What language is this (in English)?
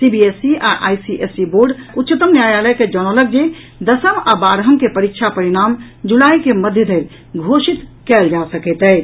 Maithili